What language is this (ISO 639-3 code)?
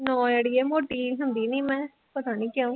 pan